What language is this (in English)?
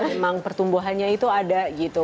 Indonesian